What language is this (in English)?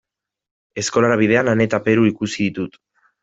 Basque